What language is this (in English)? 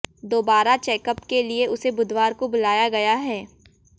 Hindi